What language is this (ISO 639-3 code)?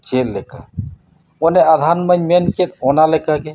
sat